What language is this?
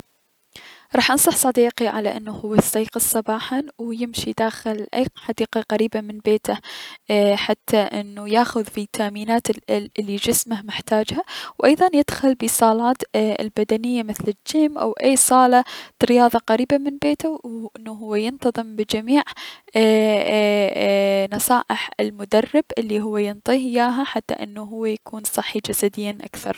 Mesopotamian Arabic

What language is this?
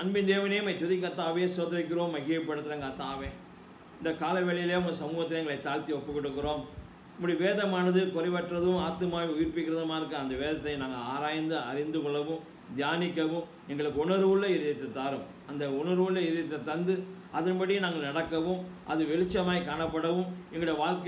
Hindi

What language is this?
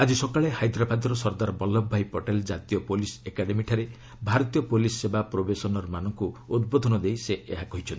Odia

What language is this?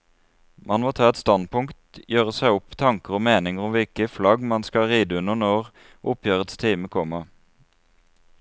Norwegian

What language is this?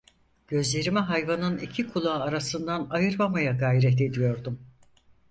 Turkish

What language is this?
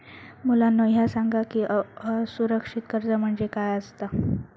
Marathi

